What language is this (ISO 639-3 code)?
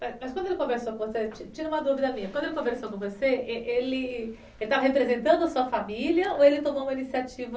por